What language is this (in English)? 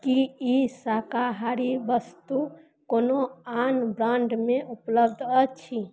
Maithili